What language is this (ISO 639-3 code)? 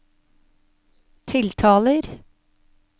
nor